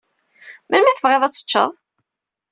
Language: Kabyle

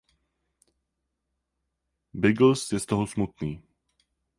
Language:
Czech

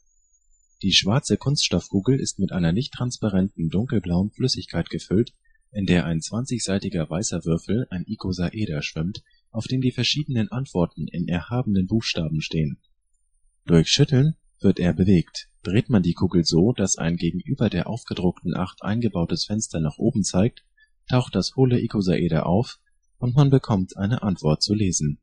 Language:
German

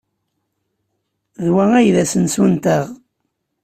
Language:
Kabyle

